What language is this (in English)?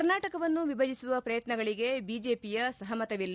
Kannada